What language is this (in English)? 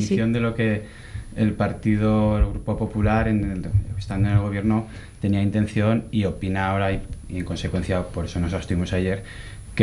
Spanish